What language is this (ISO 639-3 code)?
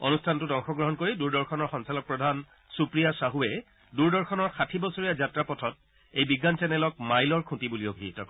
asm